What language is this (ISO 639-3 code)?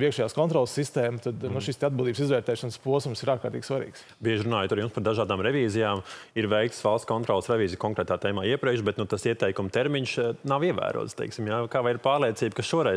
lav